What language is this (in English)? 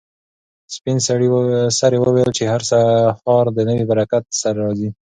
Pashto